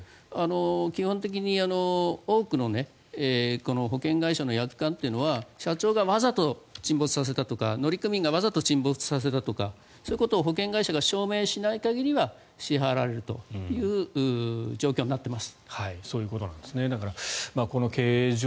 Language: Japanese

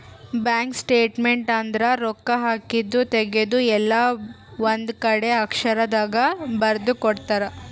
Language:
Kannada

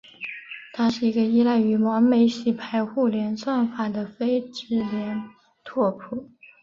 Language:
Chinese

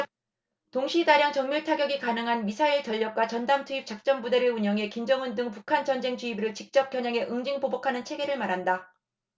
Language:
Korean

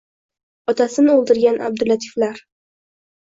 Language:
Uzbek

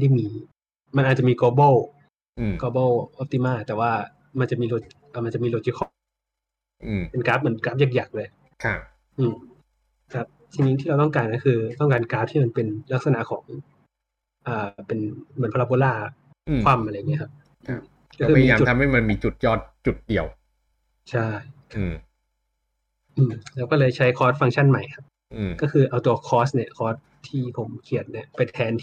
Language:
Thai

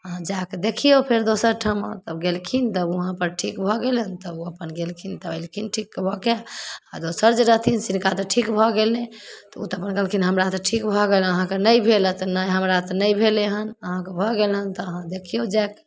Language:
Maithili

